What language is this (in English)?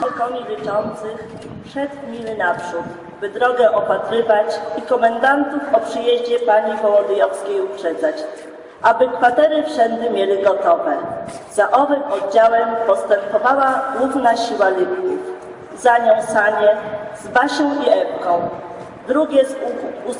Polish